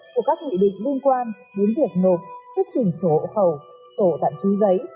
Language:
Vietnamese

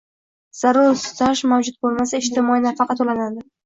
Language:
Uzbek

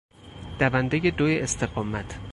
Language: Persian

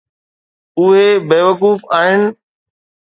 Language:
Sindhi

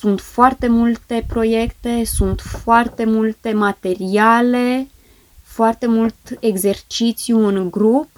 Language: Romanian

